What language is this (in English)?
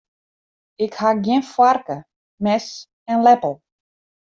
Western Frisian